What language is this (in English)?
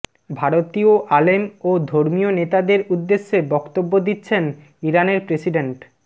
Bangla